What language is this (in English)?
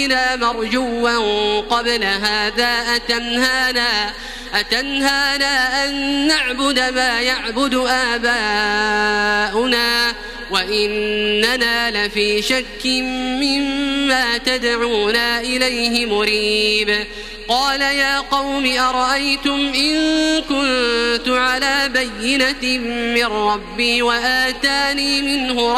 Arabic